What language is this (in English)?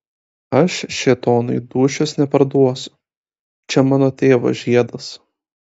Lithuanian